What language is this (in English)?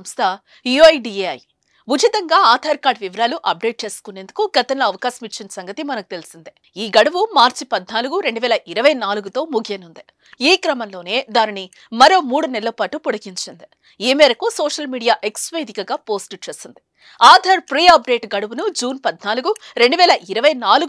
Telugu